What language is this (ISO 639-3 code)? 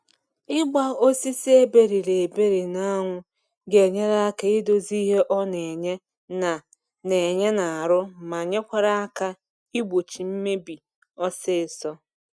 ibo